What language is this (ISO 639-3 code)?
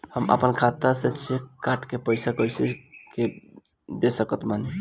bho